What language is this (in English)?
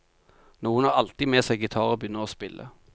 Norwegian